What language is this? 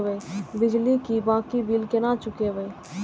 Maithili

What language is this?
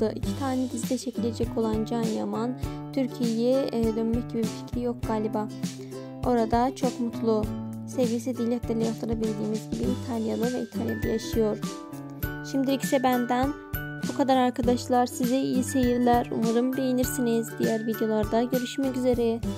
Turkish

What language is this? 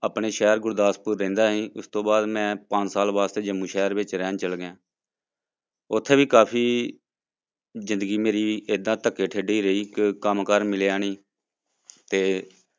Punjabi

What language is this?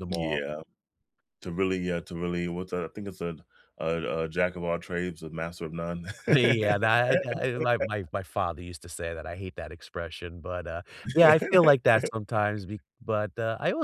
English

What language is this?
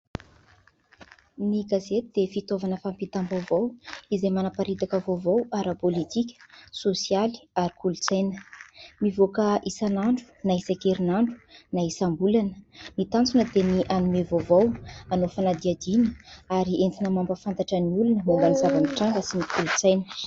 Malagasy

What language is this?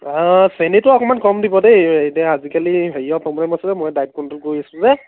Assamese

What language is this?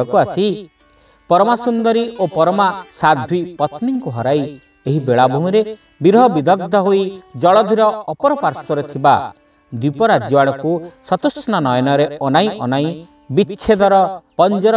Bangla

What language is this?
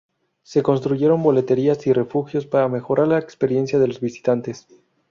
Spanish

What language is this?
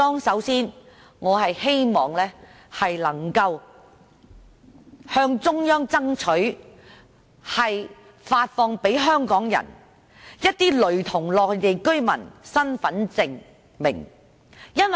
Cantonese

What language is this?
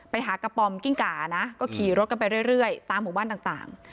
Thai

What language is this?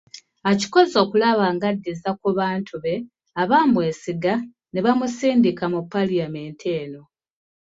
Ganda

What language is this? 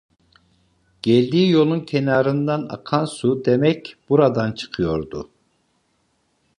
Turkish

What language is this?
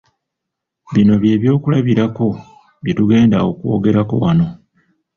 Ganda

